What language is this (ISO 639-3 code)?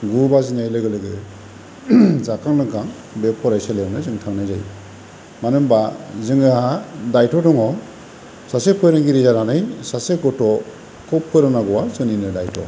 brx